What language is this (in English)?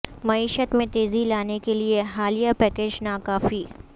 Urdu